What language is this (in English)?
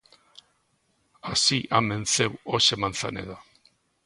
Galician